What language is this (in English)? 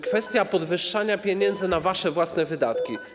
Polish